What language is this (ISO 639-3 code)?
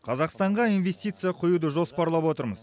kaz